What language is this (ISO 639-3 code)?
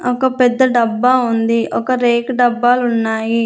tel